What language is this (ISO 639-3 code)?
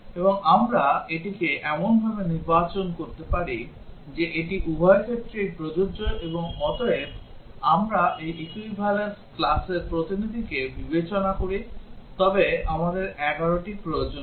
ben